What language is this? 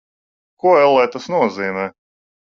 Latvian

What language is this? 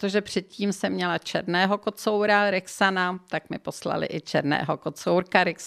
Czech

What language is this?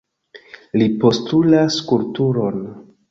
Esperanto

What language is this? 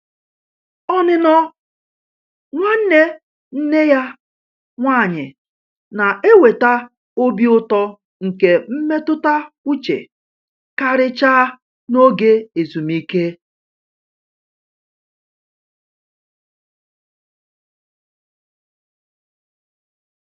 Igbo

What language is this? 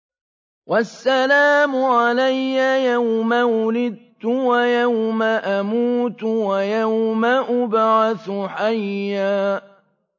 Arabic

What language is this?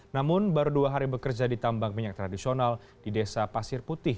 Indonesian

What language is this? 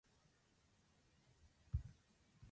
Azerbaijani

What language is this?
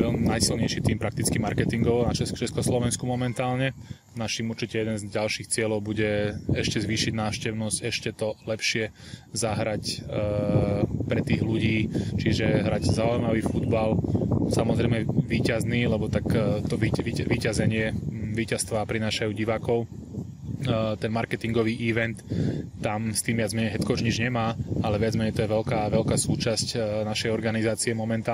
Slovak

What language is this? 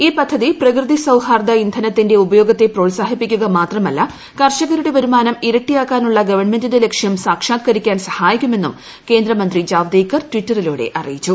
Malayalam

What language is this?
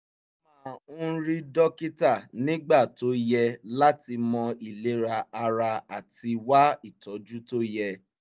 Yoruba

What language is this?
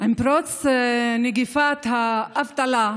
Hebrew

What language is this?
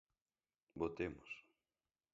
Galician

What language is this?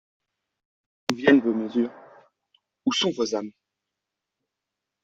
French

